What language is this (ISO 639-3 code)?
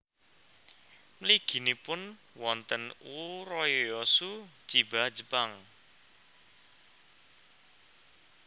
jav